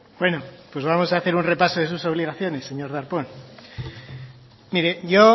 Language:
Spanish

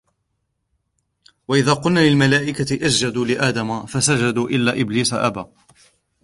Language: Arabic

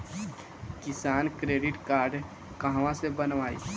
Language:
Bhojpuri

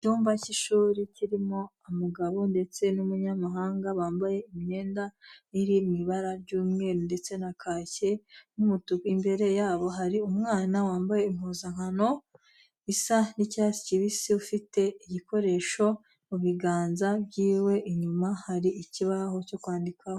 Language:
Kinyarwanda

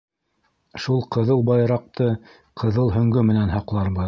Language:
Bashkir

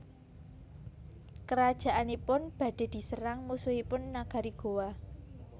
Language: Javanese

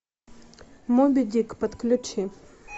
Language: Russian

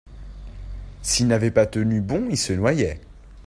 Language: French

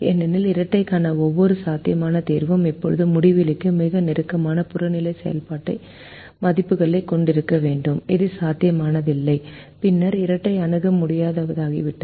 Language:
Tamil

